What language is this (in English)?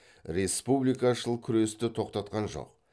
Kazakh